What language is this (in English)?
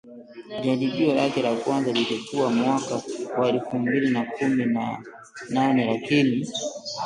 Swahili